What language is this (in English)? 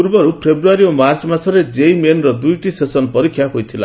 Odia